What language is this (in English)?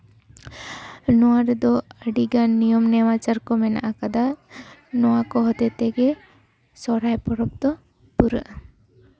Santali